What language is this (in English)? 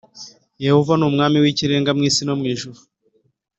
Kinyarwanda